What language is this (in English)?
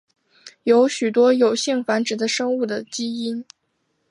Chinese